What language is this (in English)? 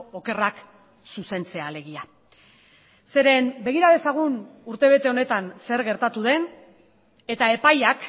Basque